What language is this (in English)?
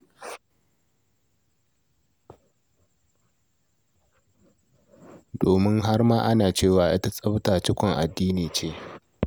Hausa